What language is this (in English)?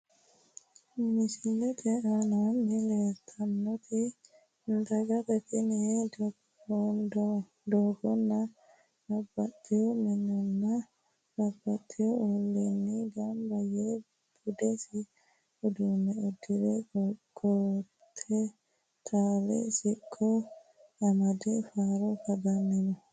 Sidamo